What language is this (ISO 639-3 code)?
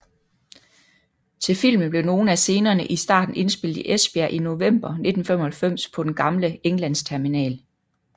dan